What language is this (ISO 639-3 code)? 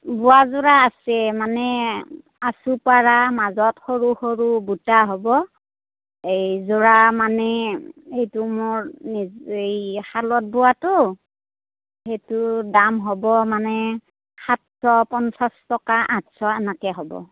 asm